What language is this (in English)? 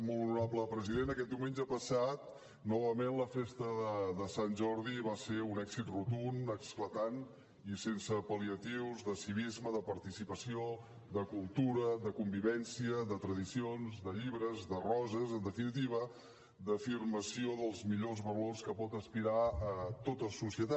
Catalan